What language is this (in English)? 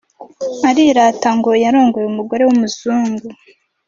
Kinyarwanda